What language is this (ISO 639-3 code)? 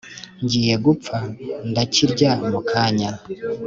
kin